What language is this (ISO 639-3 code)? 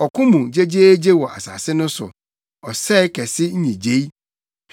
aka